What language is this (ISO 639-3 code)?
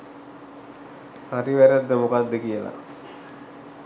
sin